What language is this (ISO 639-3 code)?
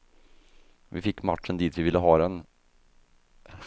swe